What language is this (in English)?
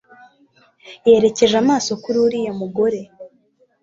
Kinyarwanda